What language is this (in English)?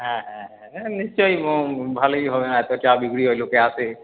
Bangla